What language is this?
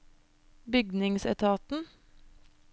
Norwegian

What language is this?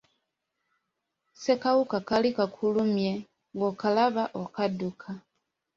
Ganda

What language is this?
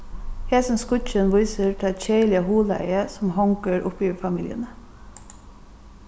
Faroese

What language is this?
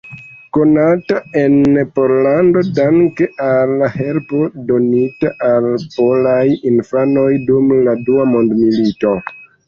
Esperanto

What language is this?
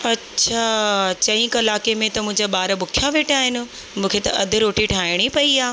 Sindhi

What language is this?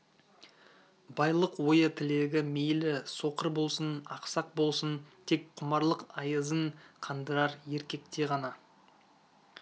Kazakh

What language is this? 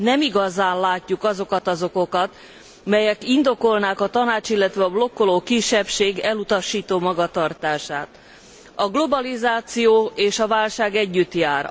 Hungarian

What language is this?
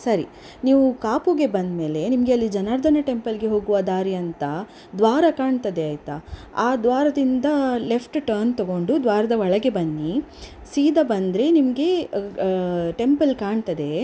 Kannada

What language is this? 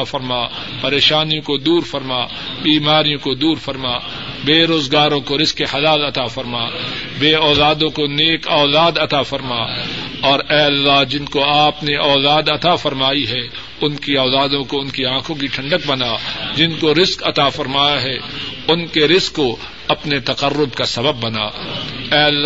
Urdu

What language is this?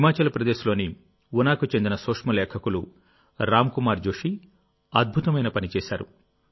Telugu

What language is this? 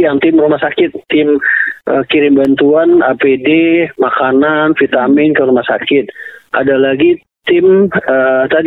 Indonesian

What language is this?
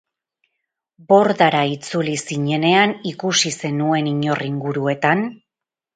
Basque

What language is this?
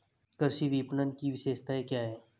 Hindi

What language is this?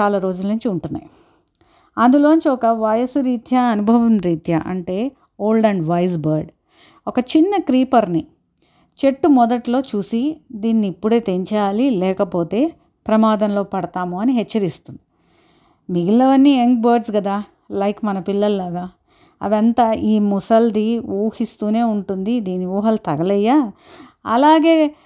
Telugu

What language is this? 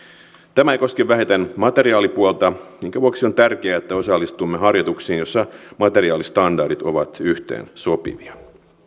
Finnish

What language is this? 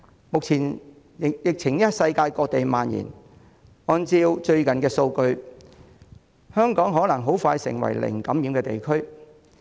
Cantonese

